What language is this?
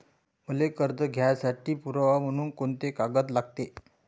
Marathi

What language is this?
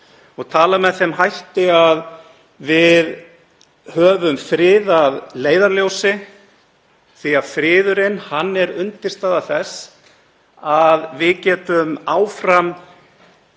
Icelandic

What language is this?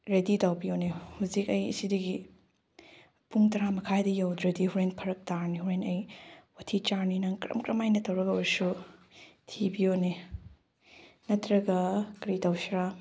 Manipuri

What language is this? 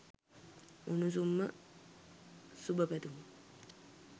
Sinhala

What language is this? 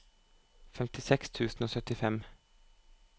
Norwegian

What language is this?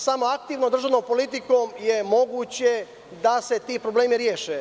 Serbian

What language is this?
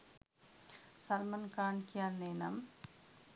Sinhala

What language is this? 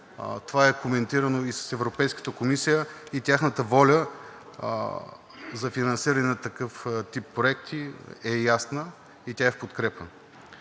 Bulgarian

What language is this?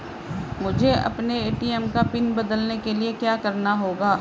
Hindi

